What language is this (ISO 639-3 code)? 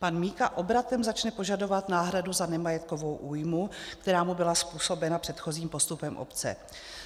ces